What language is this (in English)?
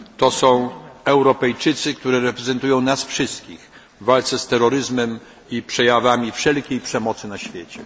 Polish